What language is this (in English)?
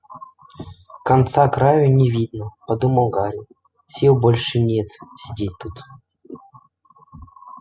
Russian